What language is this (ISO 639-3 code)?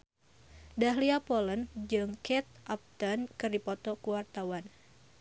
sun